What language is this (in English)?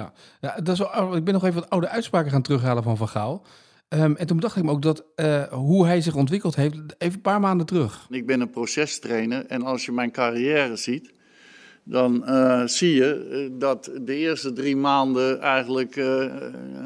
Dutch